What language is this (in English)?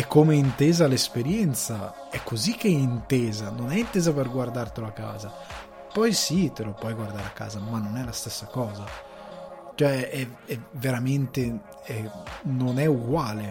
Italian